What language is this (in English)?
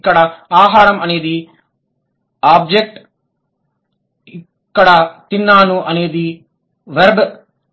Telugu